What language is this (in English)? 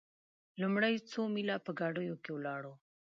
Pashto